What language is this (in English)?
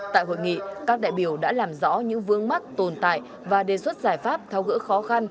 Vietnamese